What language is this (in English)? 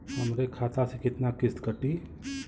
Bhojpuri